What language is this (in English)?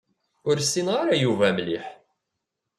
Kabyle